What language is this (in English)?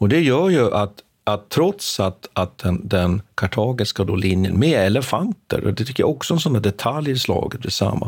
Swedish